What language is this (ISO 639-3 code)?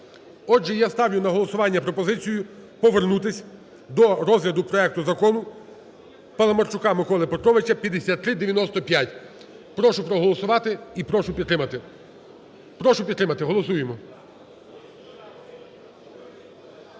ukr